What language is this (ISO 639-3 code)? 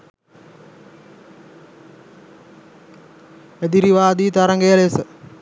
sin